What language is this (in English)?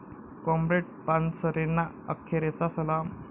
Marathi